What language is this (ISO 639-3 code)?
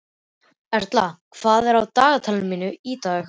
isl